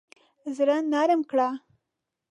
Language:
Pashto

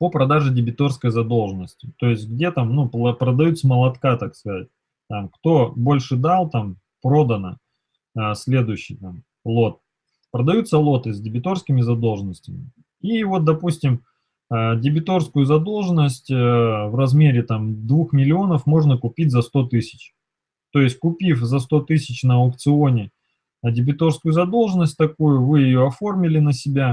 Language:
Russian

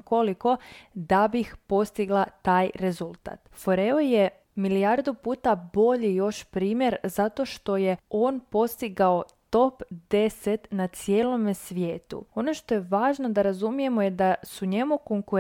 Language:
Croatian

